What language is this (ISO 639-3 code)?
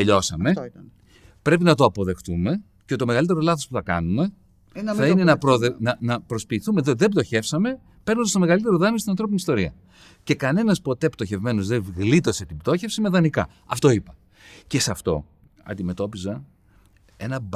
ell